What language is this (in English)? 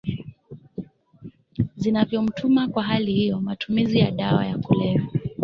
Swahili